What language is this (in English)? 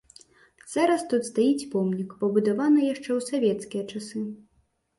Belarusian